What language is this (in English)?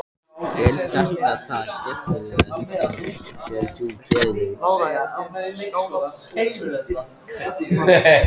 Icelandic